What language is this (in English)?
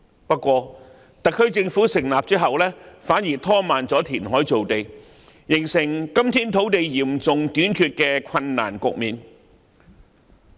Cantonese